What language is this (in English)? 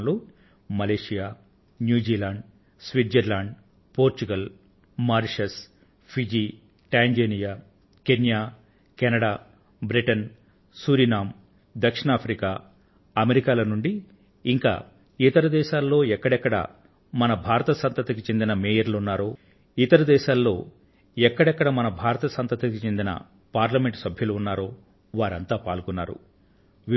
Telugu